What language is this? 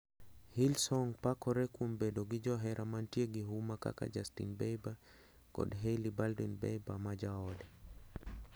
Luo (Kenya and Tanzania)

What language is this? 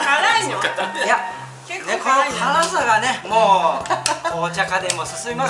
Japanese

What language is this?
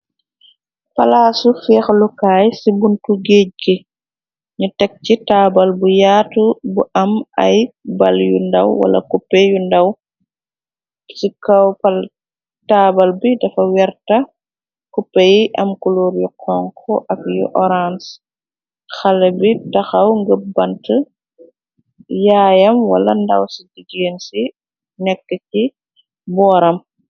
Wolof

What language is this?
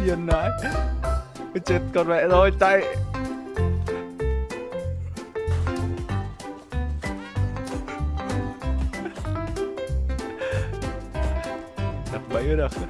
Vietnamese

